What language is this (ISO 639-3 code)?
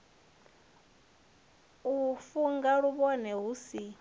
ven